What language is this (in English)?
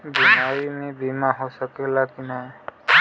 Bhojpuri